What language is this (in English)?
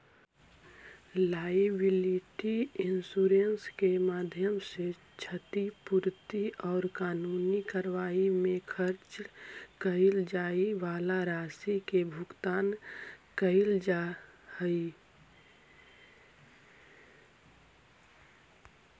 Magahi